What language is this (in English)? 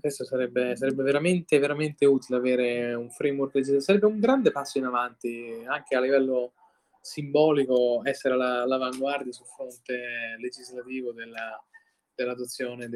Italian